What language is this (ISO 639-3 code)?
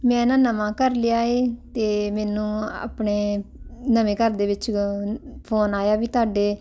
pan